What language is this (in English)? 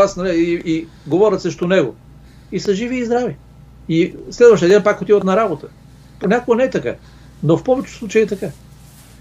Bulgarian